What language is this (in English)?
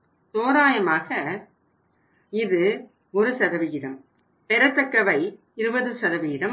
Tamil